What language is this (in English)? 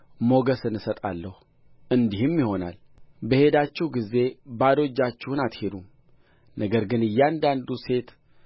Amharic